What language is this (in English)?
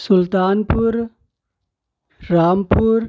Urdu